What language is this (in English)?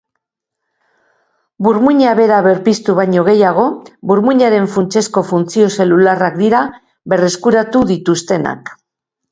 Basque